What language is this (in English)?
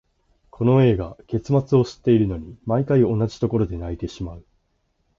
Japanese